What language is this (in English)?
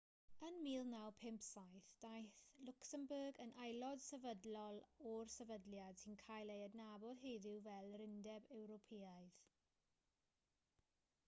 Welsh